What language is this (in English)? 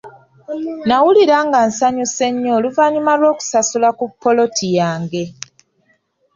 Ganda